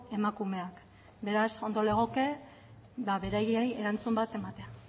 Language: Basque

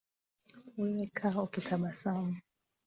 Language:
Swahili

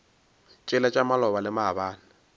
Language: Northern Sotho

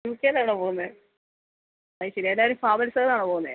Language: Malayalam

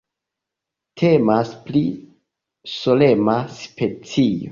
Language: Esperanto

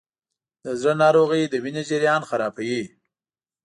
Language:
Pashto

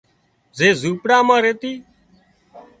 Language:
Wadiyara Koli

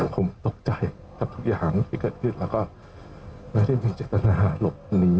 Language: Thai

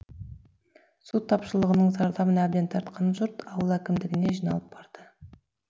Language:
Kazakh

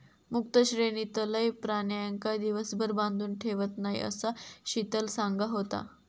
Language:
Marathi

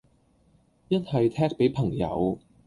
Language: Cantonese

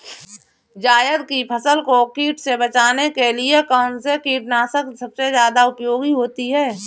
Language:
Hindi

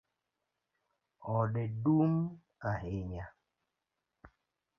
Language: Luo (Kenya and Tanzania)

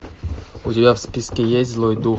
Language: Russian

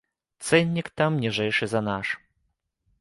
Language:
Belarusian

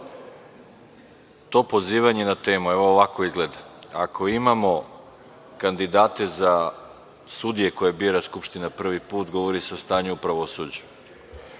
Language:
Serbian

